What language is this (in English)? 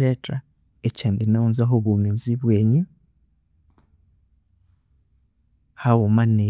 Konzo